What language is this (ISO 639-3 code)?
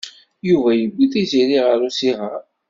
kab